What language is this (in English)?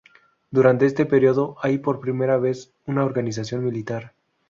Spanish